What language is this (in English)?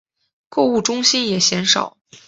Chinese